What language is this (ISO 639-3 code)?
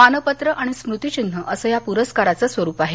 mar